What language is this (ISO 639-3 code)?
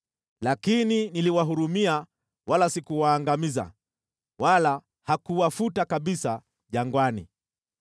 swa